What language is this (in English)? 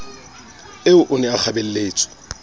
Southern Sotho